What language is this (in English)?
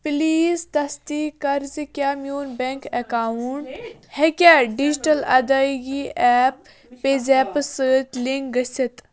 Kashmiri